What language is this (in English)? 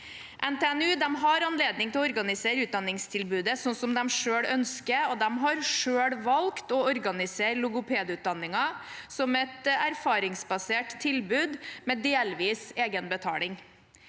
Norwegian